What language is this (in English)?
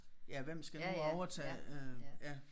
Danish